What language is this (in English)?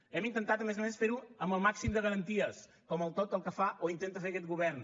Catalan